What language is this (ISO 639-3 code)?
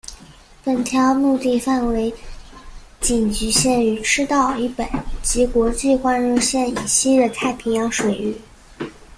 zho